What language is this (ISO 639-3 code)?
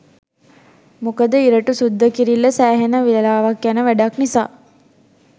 sin